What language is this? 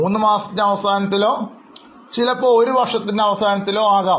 Malayalam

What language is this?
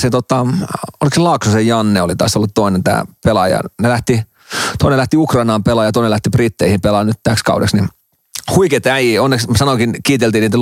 Finnish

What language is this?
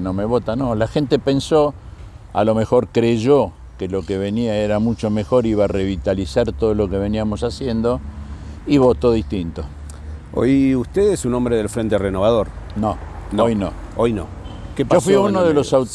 Spanish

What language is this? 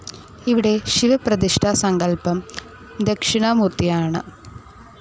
Malayalam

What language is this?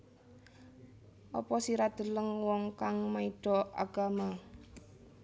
Javanese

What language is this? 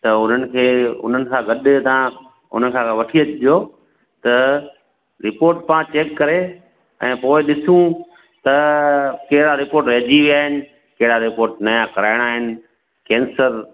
Sindhi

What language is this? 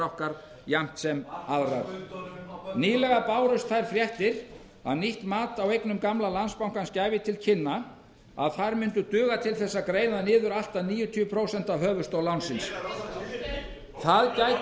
Icelandic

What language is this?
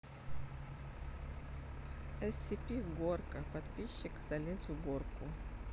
Russian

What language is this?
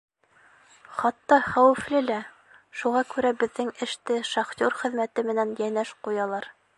Bashkir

